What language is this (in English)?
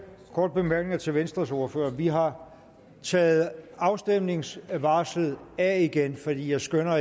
Danish